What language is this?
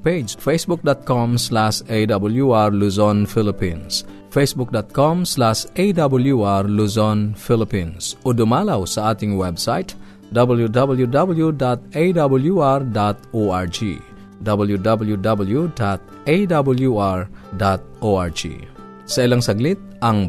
Filipino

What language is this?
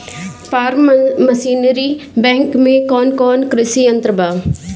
Bhojpuri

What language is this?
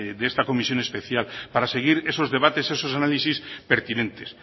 Spanish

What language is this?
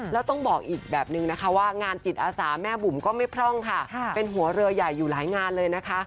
Thai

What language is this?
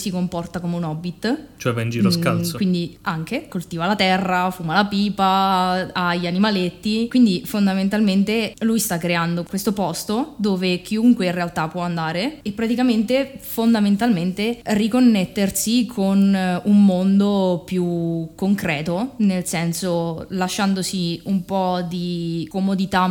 Italian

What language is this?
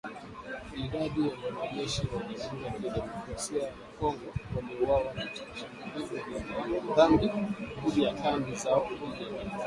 Swahili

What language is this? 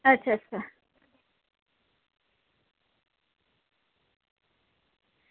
Dogri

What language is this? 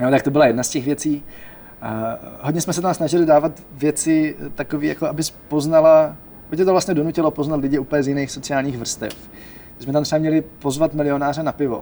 Czech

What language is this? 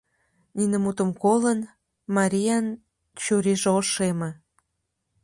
Mari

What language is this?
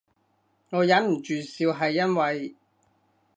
Cantonese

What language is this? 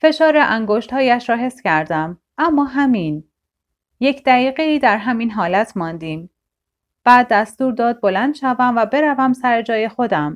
Persian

